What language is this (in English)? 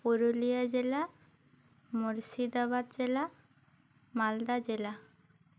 Santali